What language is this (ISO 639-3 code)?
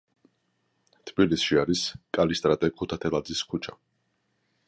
kat